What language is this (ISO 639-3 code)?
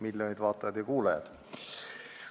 est